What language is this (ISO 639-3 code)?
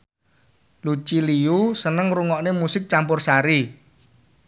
jav